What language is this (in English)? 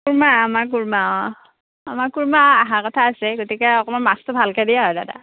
Assamese